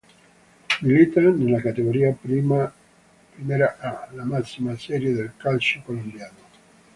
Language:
Italian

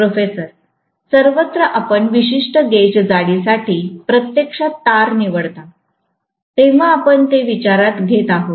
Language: Marathi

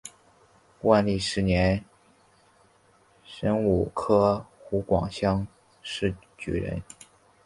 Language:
Chinese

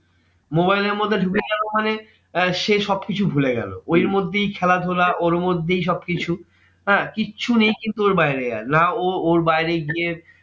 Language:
Bangla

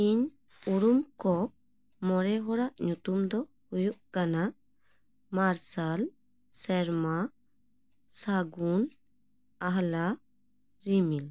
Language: Santali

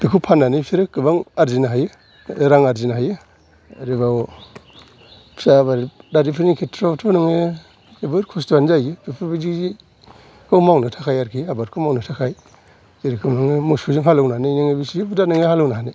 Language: Bodo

